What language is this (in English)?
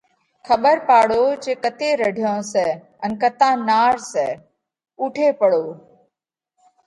Parkari Koli